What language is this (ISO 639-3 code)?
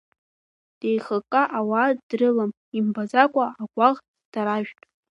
abk